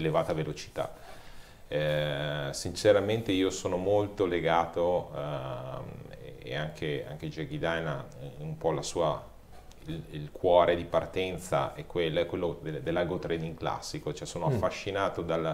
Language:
Italian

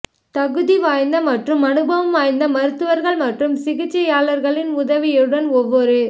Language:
Tamil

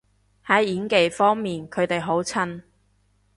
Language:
Cantonese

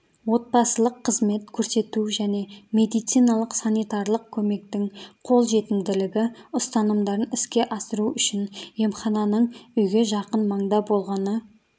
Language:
Kazakh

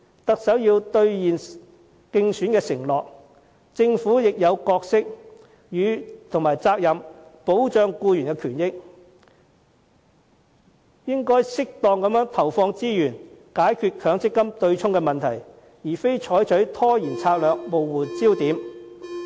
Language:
Cantonese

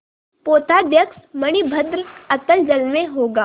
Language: Hindi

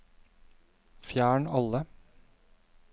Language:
Norwegian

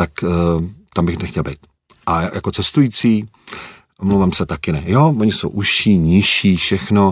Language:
Czech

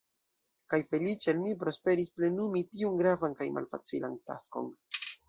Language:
Esperanto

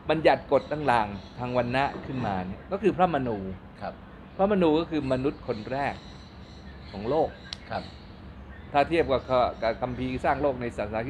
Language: Thai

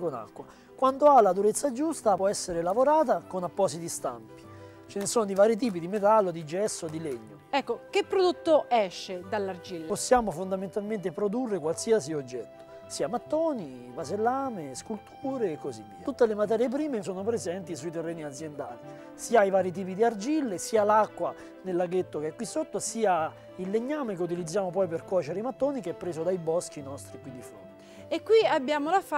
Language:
Italian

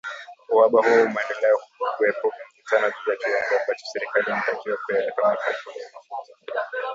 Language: Swahili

